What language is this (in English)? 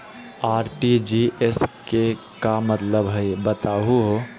Magahi